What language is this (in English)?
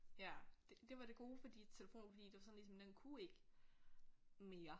Danish